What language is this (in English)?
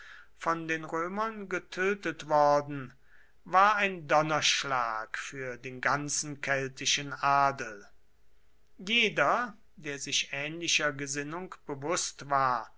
German